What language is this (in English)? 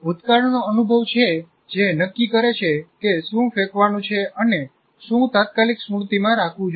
Gujarati